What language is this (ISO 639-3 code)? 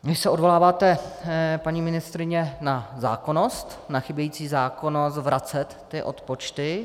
ces